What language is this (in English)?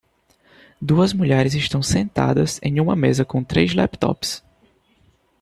Portuguese